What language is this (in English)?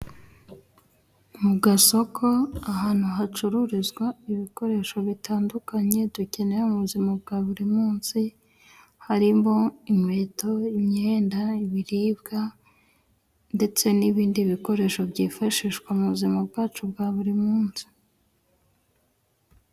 Kinyarwanda